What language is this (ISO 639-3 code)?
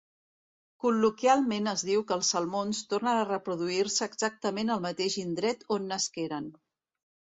cat